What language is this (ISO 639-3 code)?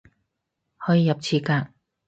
yue